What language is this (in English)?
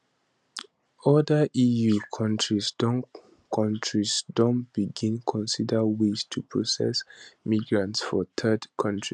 Nigerian Pidgin